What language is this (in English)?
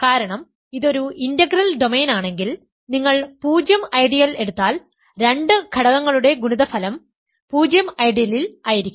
Malayalam